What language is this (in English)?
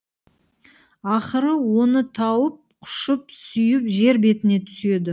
Kazakh